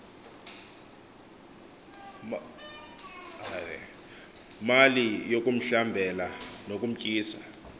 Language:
Xhosa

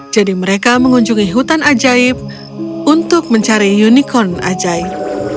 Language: Indonesian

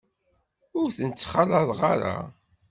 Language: Kabyle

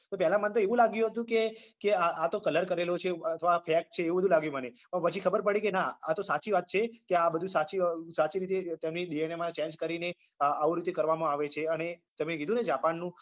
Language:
Gujarati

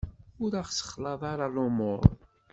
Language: Kabyle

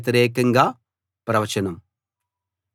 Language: Telugu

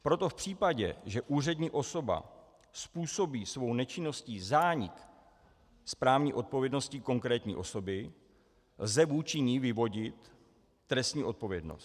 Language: Czech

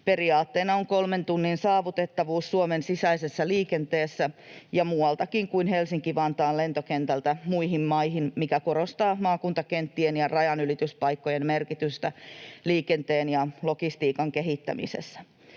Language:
Finnish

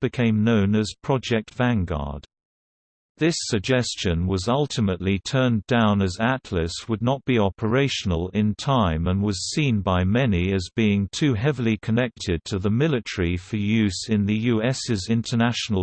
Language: English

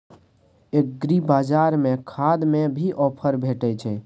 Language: Maithili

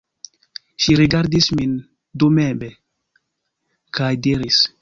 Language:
Esperanto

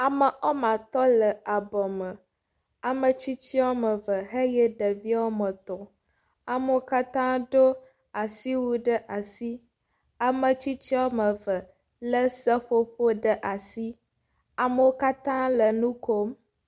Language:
Ewe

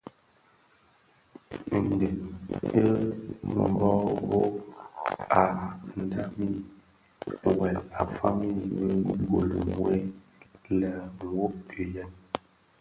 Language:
Bafia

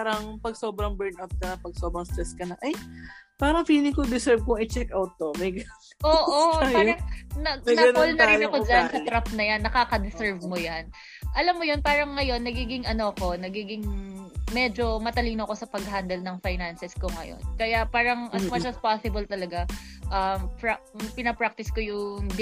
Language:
Filipino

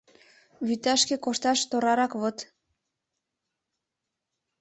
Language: Mari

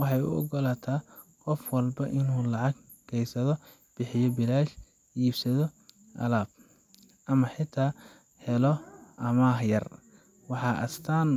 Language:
Somali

